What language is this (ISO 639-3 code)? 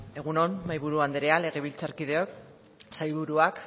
eus